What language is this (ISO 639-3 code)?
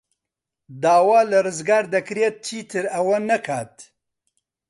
ckb